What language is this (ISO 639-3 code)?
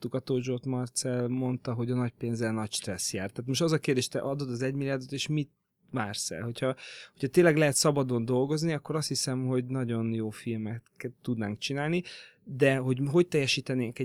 hun